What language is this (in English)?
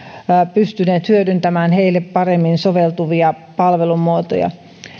Finnish